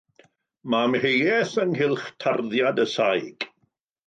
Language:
Welsh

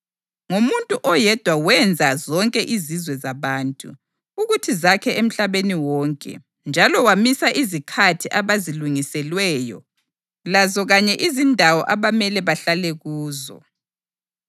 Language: North Ndebele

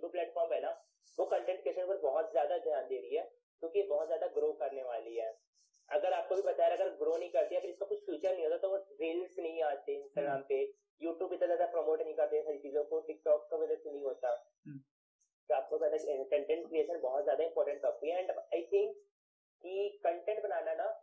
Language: Hindi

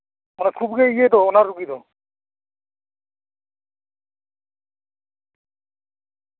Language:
Santali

